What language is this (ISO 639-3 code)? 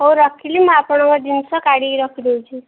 ori